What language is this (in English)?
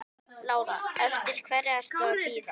Icelandic